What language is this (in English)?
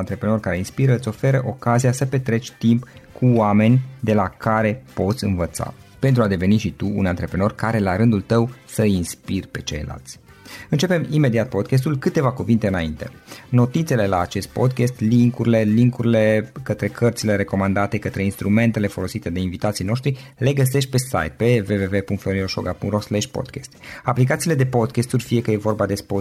Romanian